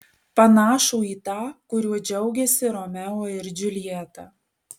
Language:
Lithuanian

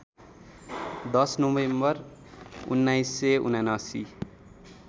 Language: Nepali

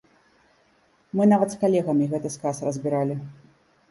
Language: Belarusian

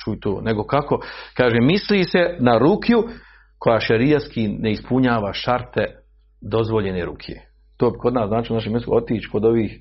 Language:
Croatian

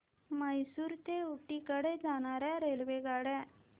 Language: Marathi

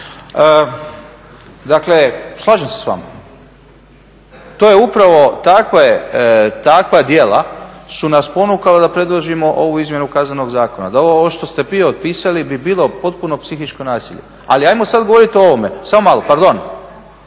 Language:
Croatian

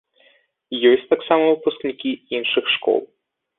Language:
Belarusian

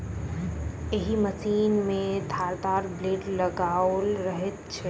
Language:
Maithili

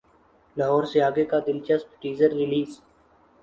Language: Urdu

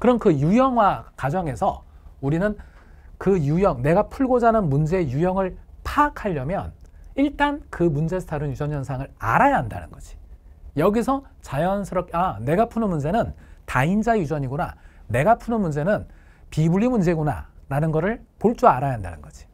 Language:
Korean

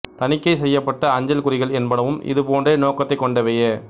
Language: Tamil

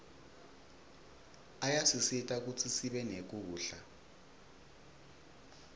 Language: Swati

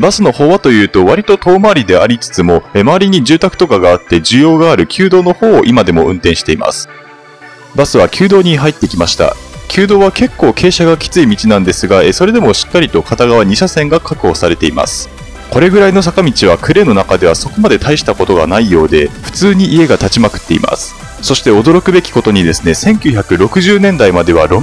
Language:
Japanese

